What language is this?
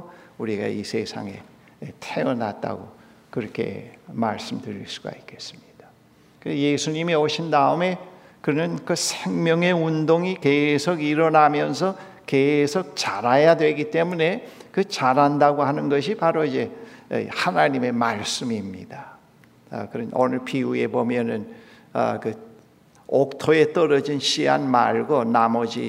Korean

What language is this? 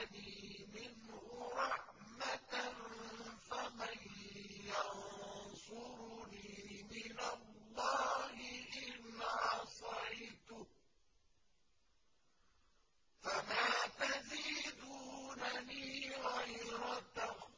Arabic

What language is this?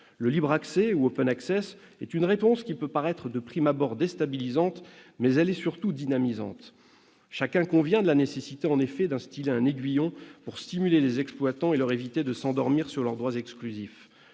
French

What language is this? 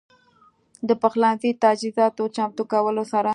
Pashto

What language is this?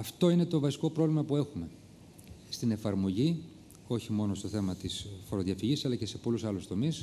Greek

